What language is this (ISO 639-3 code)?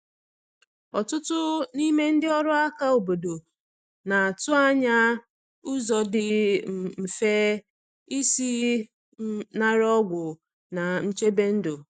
ibo